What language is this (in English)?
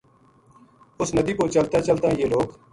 Gujari